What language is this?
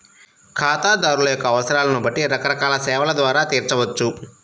Telugu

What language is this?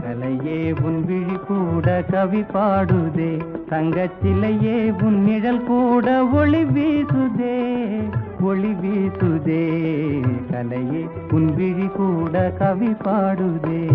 Tamil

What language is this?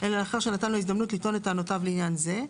Hebrew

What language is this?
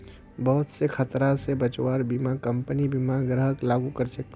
Magahi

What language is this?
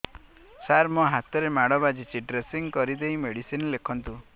Odia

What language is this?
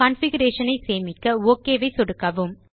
Tamil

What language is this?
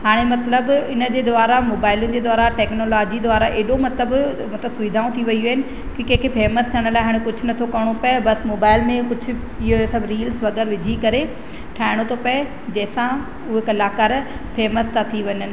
Sindhi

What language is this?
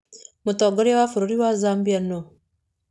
Kikuyu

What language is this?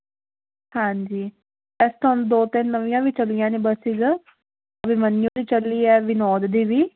Punjabi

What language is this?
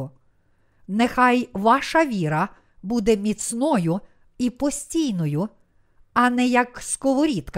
Ukrainian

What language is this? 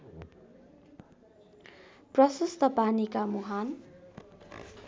Nepali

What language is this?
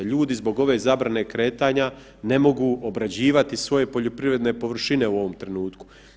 Croatian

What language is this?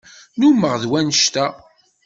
Kabyle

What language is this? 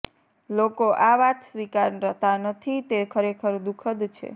Gujarati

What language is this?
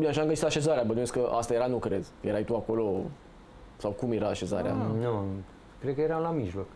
Romanian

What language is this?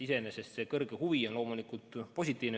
Estonian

